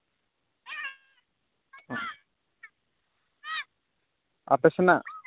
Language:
Santali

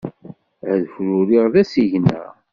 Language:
Kabyle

